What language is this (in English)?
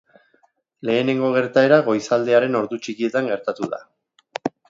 Basque